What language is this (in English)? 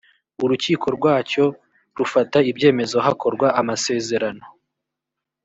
Kinyarwanda